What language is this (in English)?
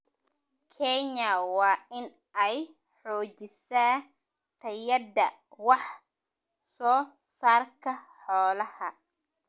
Somali